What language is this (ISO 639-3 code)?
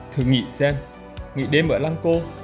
vie